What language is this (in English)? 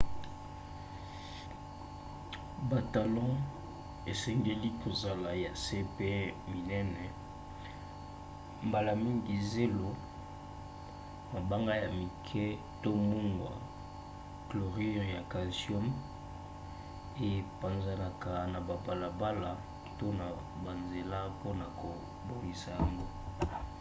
Lingala